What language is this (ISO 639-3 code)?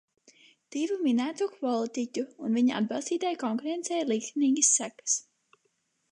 lav